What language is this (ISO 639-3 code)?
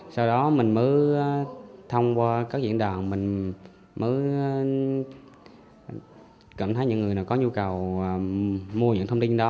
vie